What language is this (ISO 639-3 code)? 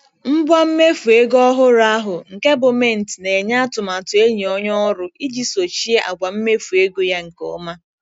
ibo